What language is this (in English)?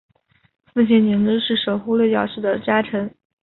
Chinese